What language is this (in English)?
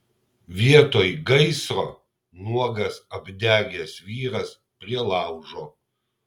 Lithuanian